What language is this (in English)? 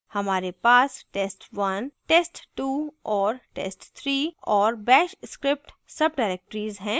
Hindi